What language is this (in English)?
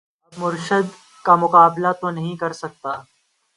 Urdu